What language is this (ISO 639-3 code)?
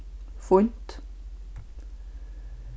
fao